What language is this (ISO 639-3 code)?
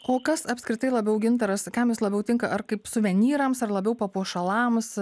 lit